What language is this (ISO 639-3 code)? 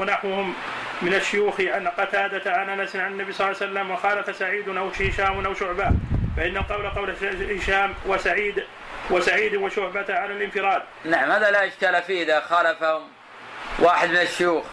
ara